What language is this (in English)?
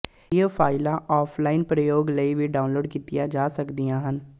Punjabi